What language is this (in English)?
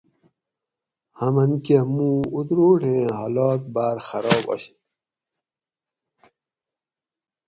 Gawri